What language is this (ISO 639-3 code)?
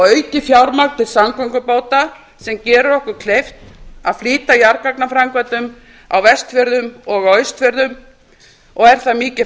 isl